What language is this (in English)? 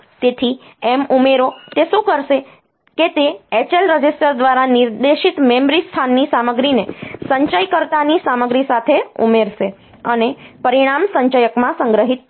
Gujarati